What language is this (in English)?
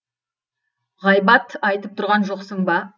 Kazakh